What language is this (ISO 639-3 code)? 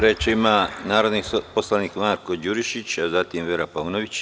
srp